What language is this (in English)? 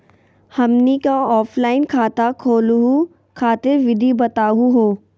Magahi